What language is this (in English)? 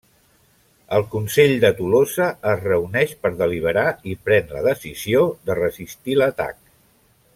Catalan